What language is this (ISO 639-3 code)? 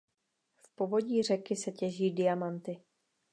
ces